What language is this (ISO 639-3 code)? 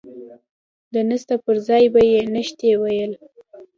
pus